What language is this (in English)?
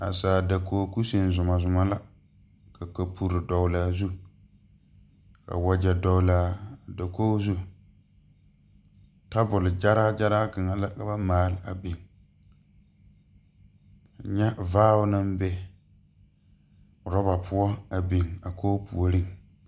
Southern Dagaare